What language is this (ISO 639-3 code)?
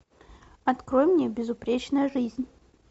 rus